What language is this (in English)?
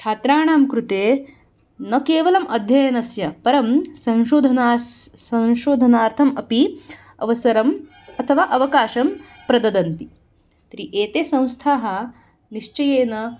Sanskrit